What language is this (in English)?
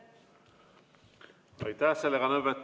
Estonian